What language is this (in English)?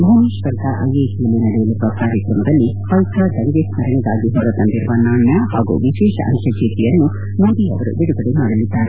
Kannada